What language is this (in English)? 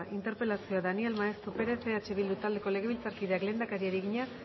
Basque